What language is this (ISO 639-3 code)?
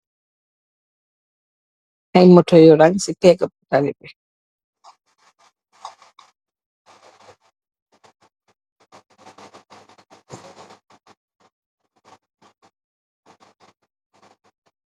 wol